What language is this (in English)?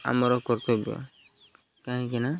Odia